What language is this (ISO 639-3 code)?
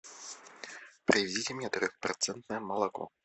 rus